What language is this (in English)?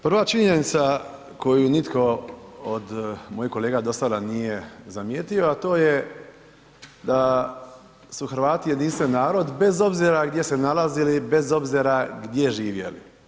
Croatian